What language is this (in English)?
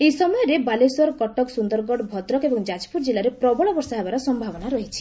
Odia